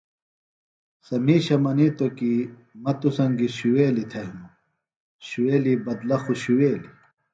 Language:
Phalura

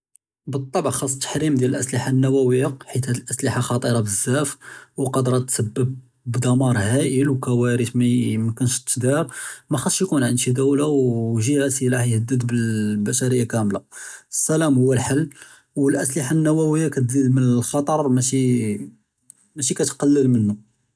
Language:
Judeo-Arabic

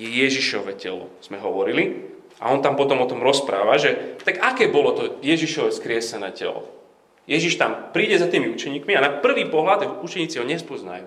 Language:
Slovak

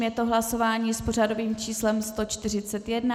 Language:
Czech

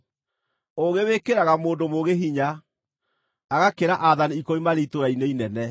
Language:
Kikuyu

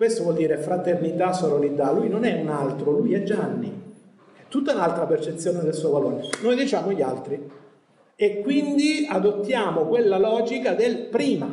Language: Italian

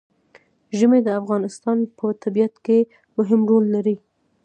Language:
Pashto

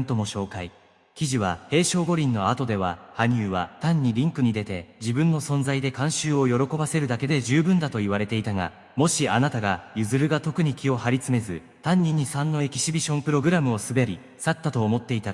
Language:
Japanese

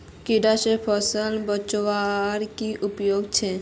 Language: Magahi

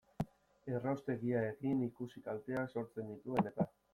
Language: Basque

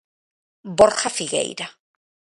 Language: Galician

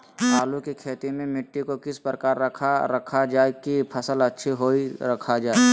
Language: Magahi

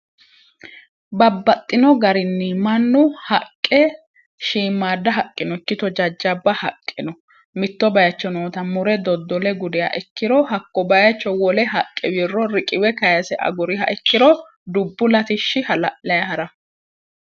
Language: Sidamo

